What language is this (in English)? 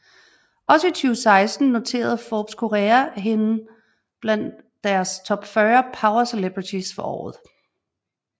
Danish